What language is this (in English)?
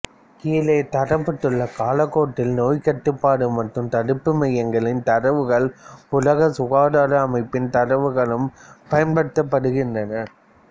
Tamil